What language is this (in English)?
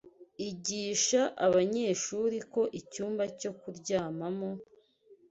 Kinyarwanda